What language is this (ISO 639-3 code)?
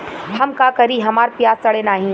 bho